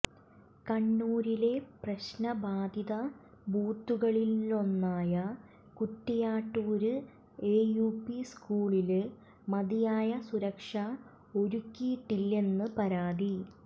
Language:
Malayalam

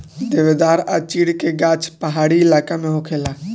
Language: Bhojpuri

